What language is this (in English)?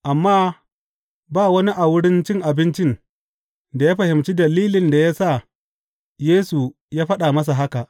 Hausa